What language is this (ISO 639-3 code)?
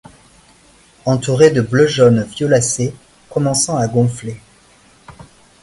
fra